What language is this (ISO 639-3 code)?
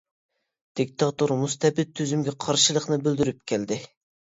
uig